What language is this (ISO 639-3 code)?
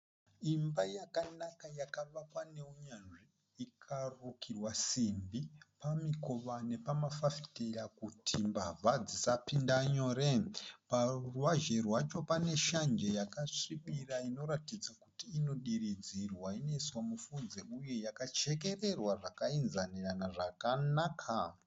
sna